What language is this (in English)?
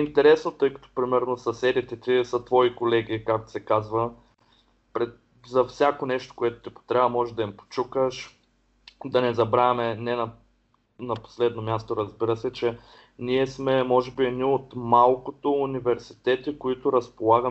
Bulgarian